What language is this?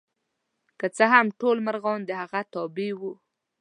Pashto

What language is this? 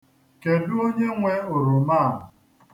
Igbo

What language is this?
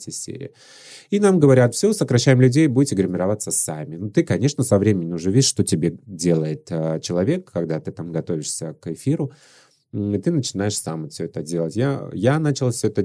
Russian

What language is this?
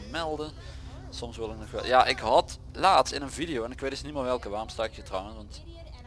Dutch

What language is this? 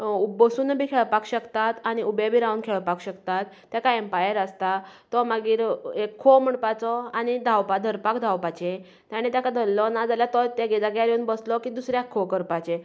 Konkani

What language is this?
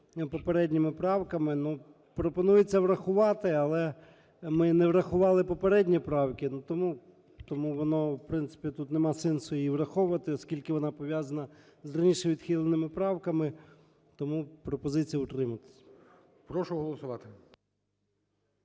Ukrainian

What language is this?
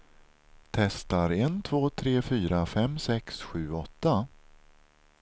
Swedish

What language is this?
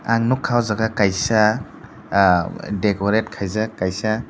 Kok Borok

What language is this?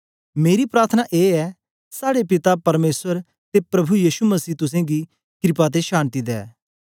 Dogri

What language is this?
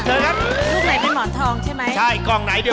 Thai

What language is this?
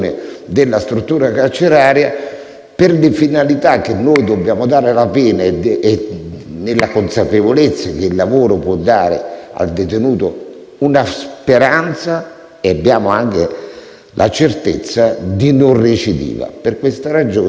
Italian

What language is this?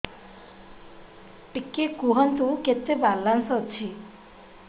Odia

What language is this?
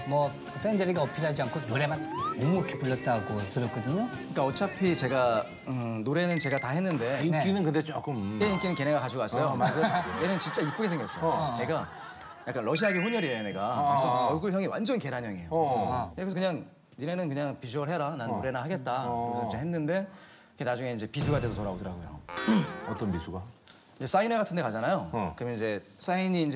Korean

